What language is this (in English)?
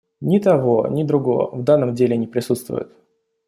Russian